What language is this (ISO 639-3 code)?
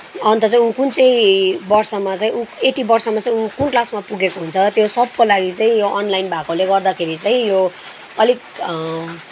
nep